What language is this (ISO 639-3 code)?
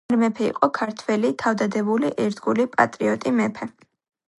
kat